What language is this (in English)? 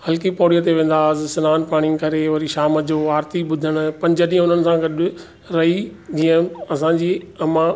Sindhi